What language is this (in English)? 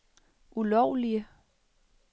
Danish